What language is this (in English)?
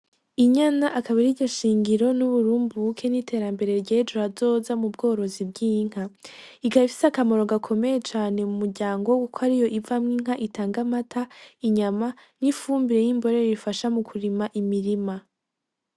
Rundi